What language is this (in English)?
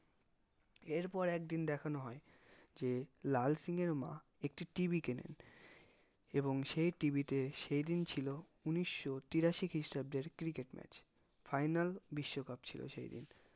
Bangla